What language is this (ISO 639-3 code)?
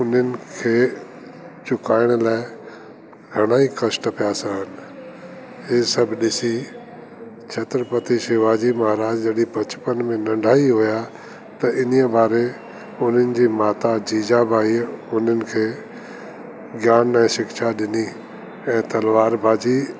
snd